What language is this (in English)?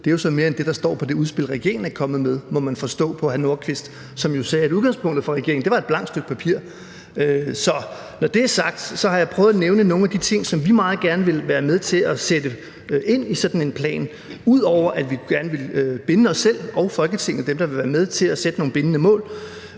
Danish